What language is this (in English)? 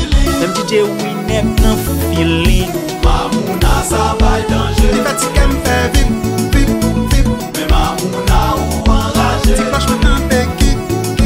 Vietnamese